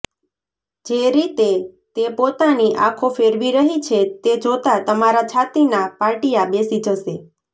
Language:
Gujarati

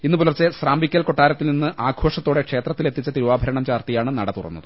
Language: Malayalam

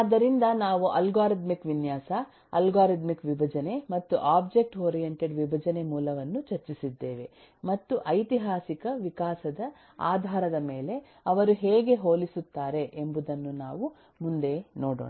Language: Kannada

